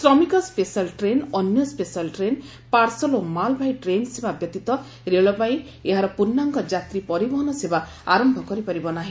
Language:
Odia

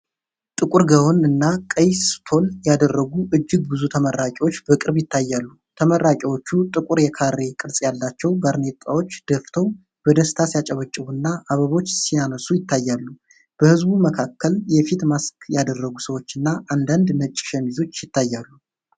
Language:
Amharic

